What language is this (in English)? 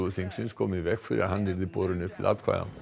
Icelandic